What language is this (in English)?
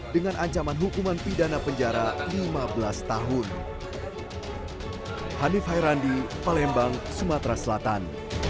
Indonesian